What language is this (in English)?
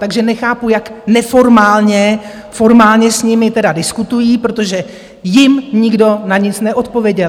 Czech